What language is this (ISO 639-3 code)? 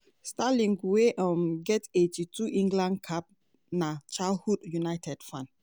pcm